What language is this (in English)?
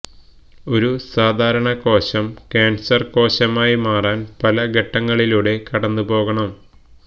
Malayalam